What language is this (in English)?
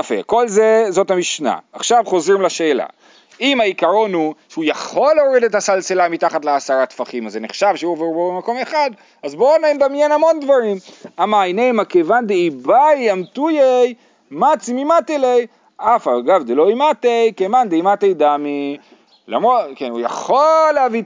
Hebrew